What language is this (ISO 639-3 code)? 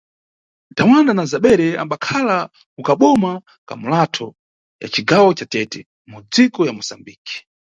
nyu